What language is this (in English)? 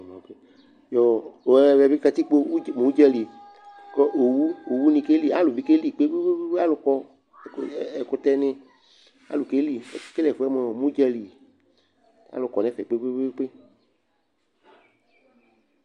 Ikposo